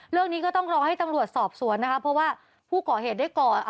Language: Thai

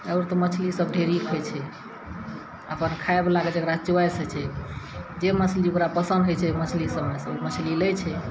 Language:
Maithili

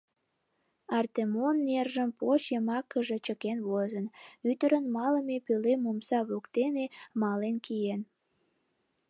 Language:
Mari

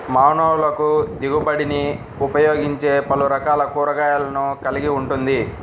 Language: Telugu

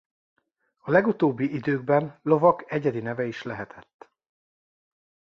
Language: Hungarian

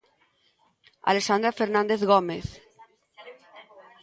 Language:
Galician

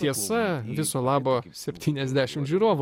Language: Lithuanian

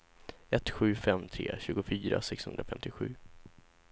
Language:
Swedish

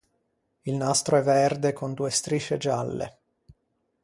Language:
Italian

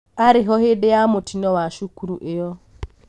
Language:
Kikuyu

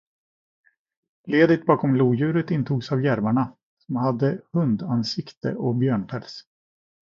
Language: Swedish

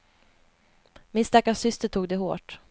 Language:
Swedish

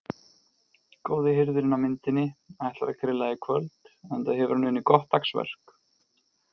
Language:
Icelandic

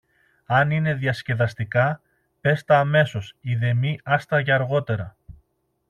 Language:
Greek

